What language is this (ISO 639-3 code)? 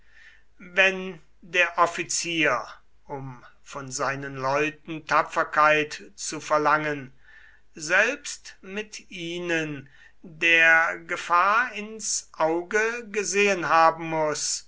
deu